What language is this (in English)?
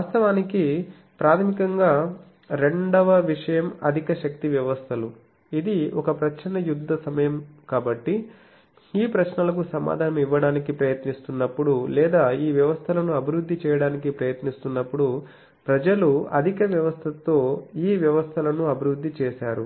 Telugu